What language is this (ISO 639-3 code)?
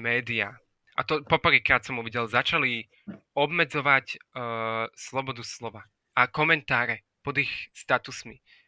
slk